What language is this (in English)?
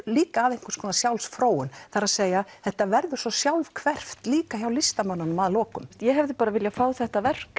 Icelandic